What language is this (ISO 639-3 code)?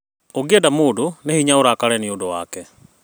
kik